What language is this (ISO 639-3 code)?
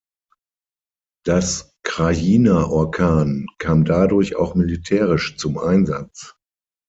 deu